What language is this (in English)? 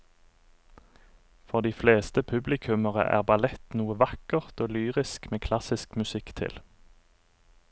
Norwegian